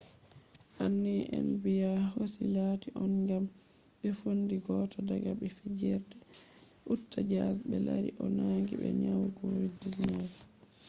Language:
Fula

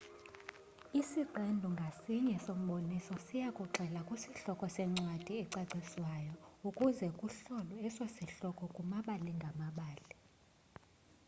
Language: Xhosa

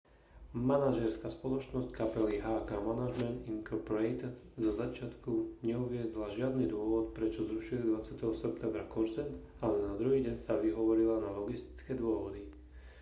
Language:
Slovak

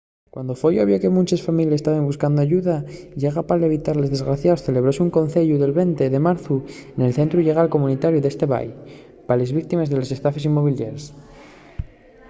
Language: Asturian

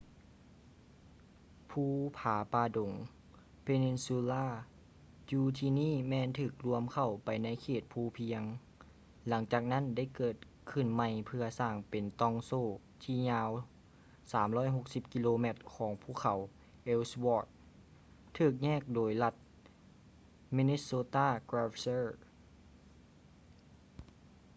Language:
Lao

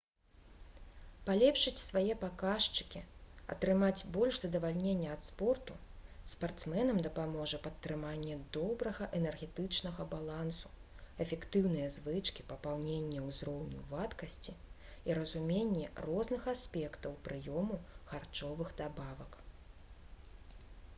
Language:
Belarusian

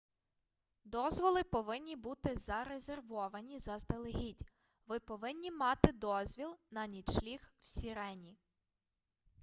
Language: Ukrainian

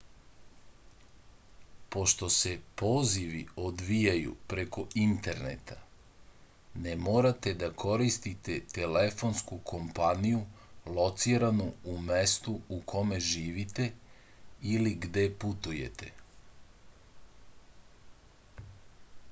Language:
Serbian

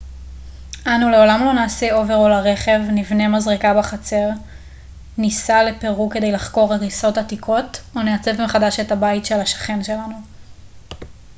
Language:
Hebrew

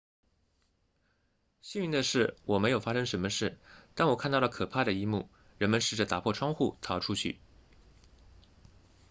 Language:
Chinese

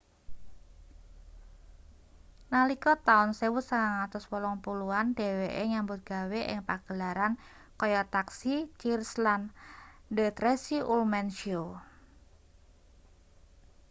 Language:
Javanese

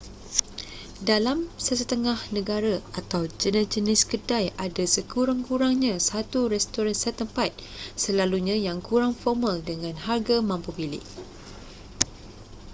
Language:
Malay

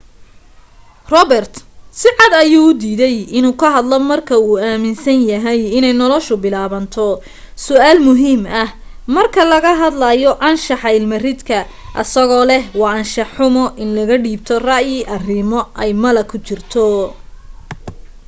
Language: Somali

